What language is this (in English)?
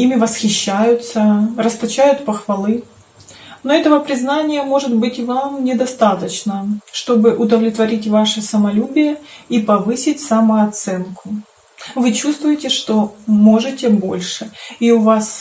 Russian